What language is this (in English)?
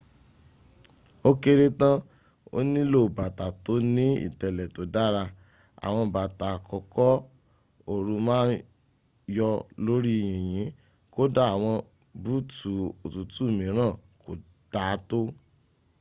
Yoruba